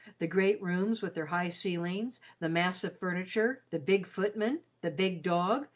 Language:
English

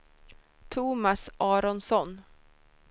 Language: Swedish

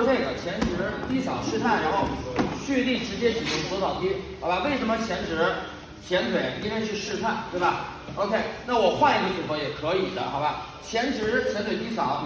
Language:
Chinese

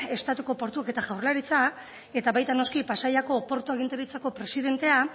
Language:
Basque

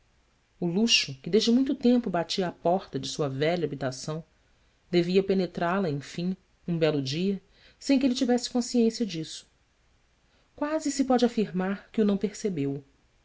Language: Portuguese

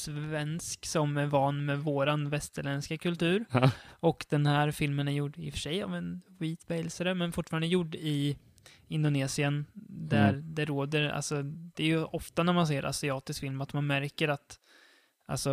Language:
Swedish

